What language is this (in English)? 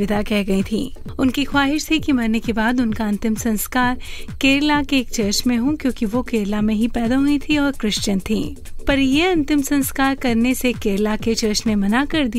Hindi